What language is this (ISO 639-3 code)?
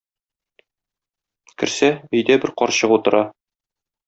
tat